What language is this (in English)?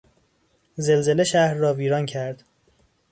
Persian